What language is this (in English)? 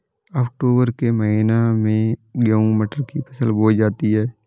Hindi